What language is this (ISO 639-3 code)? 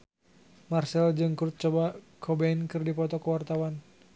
sun